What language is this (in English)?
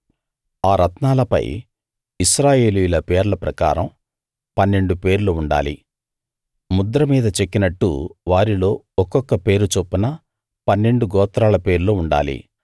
Telugu